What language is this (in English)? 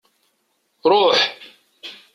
Kabyle